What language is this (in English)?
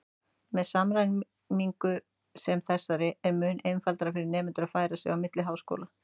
Icelandic